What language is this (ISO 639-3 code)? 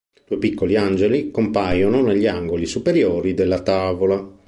ita